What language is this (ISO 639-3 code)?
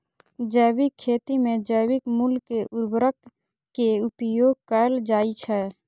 mai